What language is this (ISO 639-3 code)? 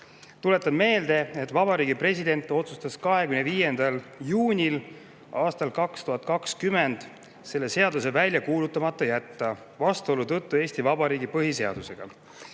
est